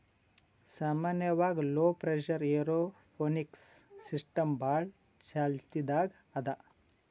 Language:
Kannada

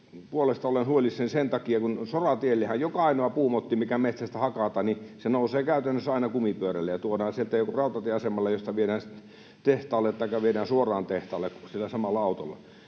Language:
Finnish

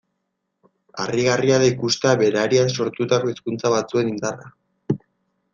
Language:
Basque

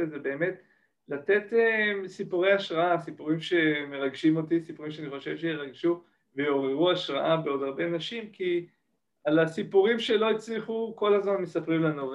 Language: Hebrew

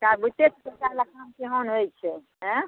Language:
Maithili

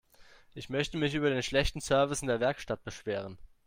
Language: German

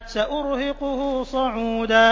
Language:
Arabic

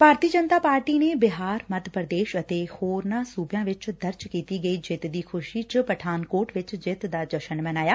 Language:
Punjabi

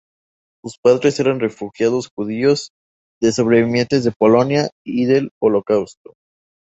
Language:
Spanish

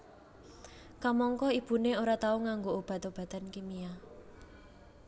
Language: Javanese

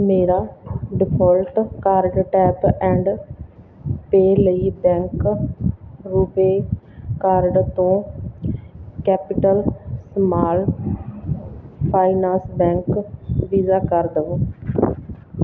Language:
Punjabi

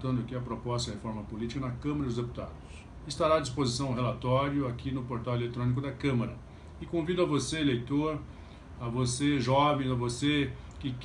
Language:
Portuguese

